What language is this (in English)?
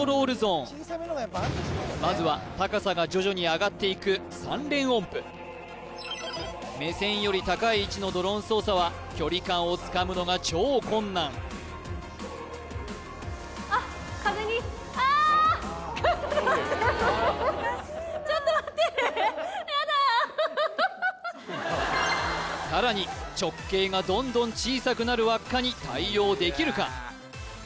Japanese